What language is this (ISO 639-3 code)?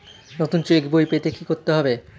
ben